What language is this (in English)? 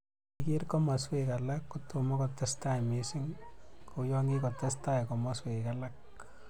Kalenjin